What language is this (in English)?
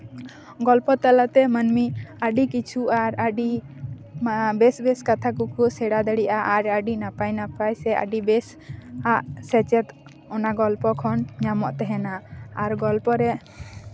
Santali